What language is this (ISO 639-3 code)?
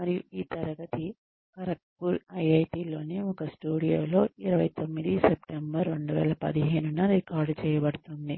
tel